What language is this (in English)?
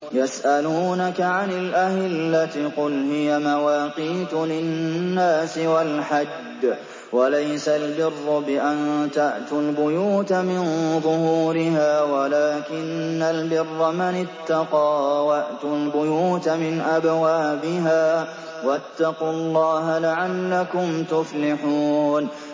Arabic